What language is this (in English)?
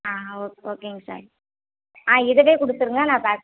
Tamil